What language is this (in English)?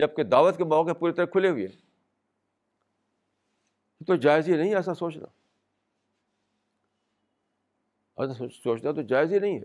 Urdu